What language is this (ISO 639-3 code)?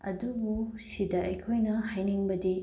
mni